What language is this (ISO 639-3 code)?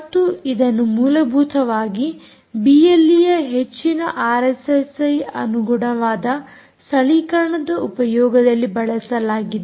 kan